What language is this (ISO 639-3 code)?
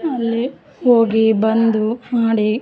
kan